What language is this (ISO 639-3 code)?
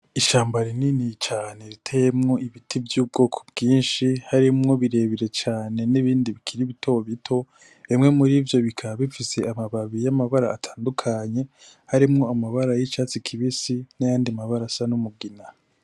run